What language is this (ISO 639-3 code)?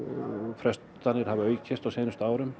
isl